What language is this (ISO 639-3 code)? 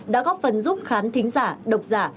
vie